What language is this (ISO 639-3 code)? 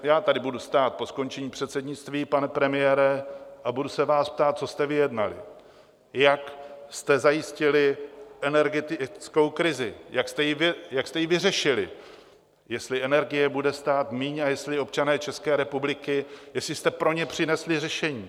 ces